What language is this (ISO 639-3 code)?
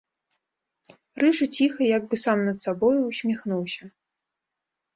bel